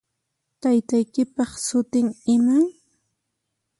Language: Puno Quechua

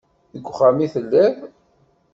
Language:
Kabyle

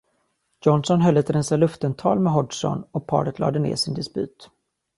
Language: Swedish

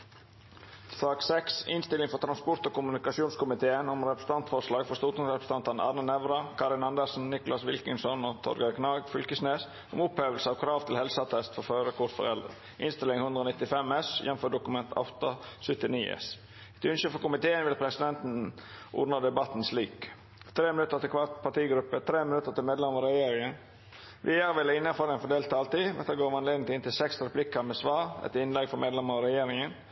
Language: Norwegian Nynorsk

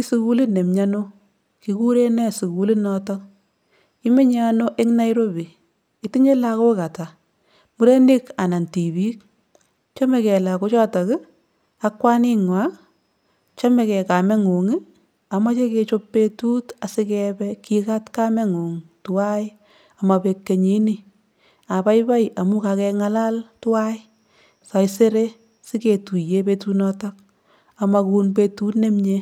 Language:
Kalenjin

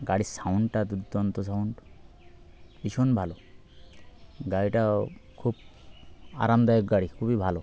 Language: Bangla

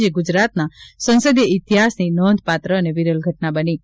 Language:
Gujarati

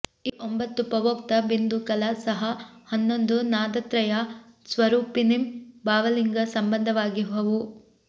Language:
Kannada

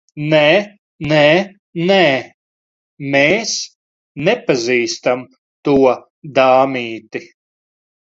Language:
Latvian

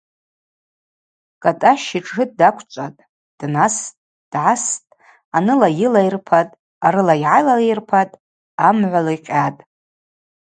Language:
Abaza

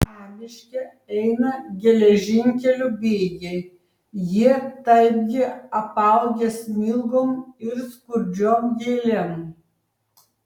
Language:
Lithuanian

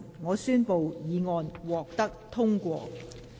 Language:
Cantonese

